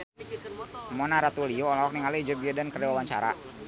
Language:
Sundanese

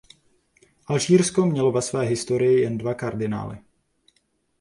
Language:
Czech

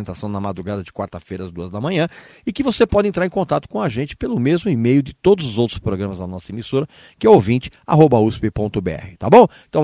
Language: Portuguese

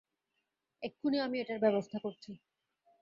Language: Bangla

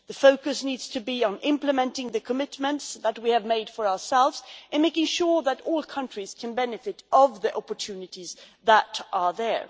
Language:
English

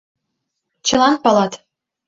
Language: Mari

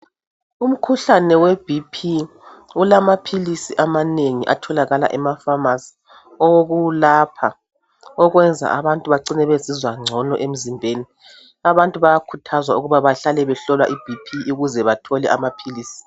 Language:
North Ndebele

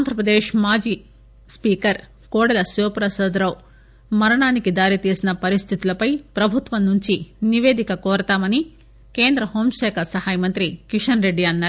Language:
Telugu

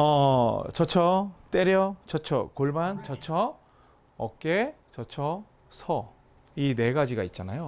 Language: Korean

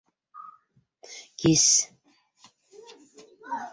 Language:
Bashkir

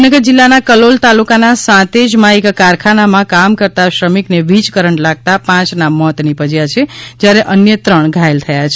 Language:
Gujarati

